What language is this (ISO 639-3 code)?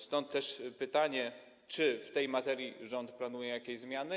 pol